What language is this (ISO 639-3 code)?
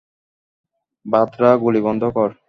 ben